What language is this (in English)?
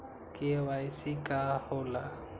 Magahi